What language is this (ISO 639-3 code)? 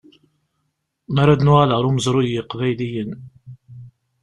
kab